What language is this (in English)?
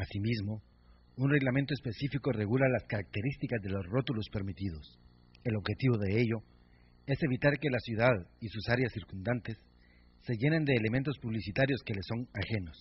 Spanish